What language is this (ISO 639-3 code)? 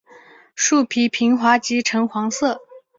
zho